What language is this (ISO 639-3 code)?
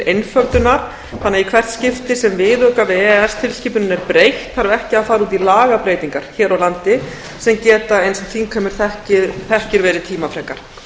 isl